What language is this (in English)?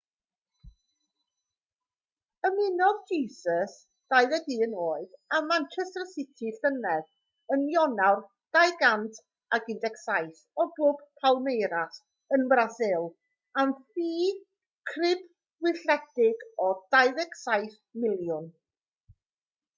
Welsh